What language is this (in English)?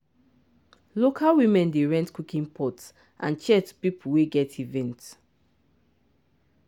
Nigerian Pidgin